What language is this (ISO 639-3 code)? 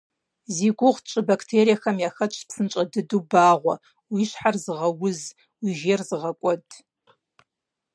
kbd